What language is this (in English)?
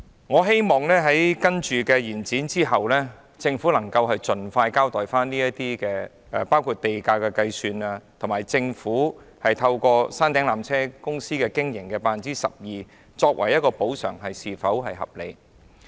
Cantonese